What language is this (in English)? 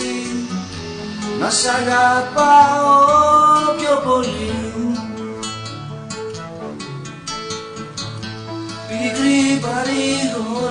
Greek